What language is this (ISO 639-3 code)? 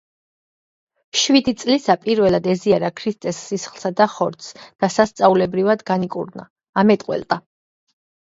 kat